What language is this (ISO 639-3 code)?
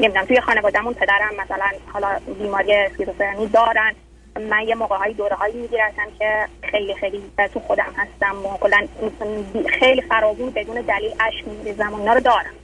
fas